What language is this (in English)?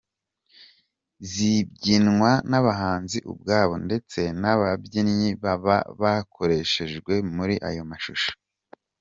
Kinyarwanda